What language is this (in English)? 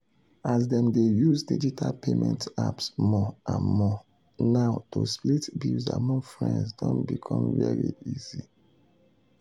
Nigerian Pidgin